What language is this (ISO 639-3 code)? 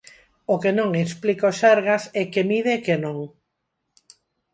glg